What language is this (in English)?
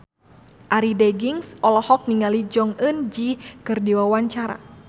Sundanese